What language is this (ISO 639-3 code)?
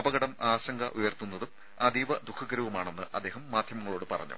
mal